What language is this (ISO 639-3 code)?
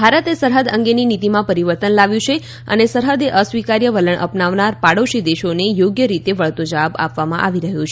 guj